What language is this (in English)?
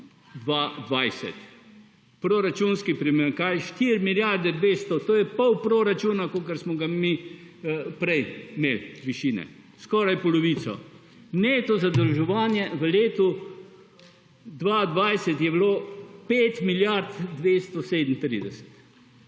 Slovenian